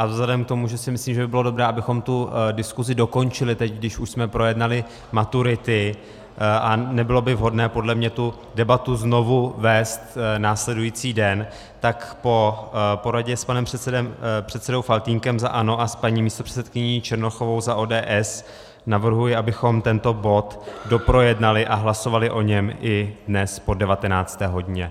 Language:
Czech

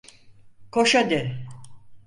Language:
Turkish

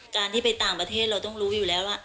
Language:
Thai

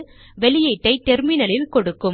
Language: Tamil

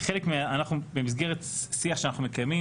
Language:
Hebrew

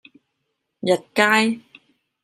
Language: Cantonese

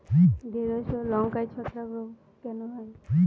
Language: Bangla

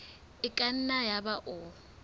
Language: Southern Sotho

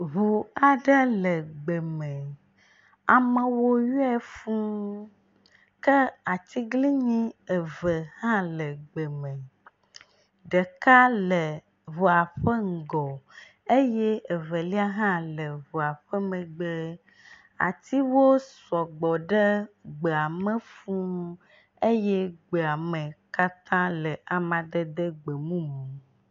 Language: Ewe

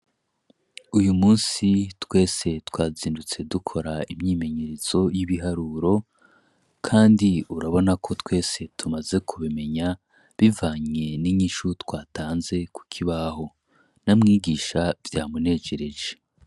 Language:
Rundi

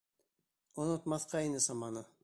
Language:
Bashkir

